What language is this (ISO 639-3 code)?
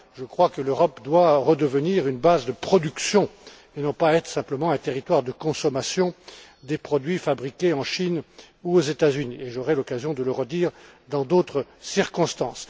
fra